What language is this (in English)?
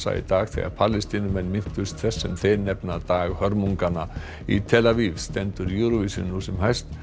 Icelandic